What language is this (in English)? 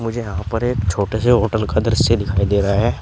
Hindi